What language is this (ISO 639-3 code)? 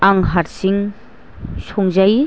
brx